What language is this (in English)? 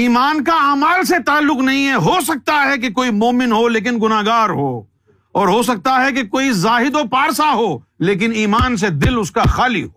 Urdu